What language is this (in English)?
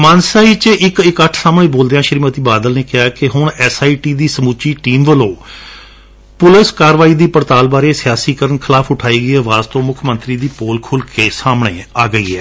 Punjabi